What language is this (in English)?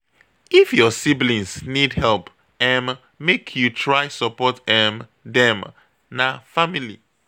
Nigerian Pidgin